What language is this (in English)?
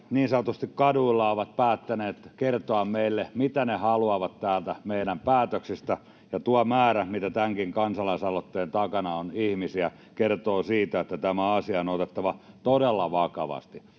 Finnish